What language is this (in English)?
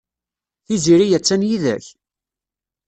Kabyle